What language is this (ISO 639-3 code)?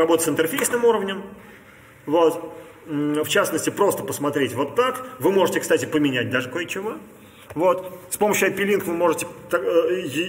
rus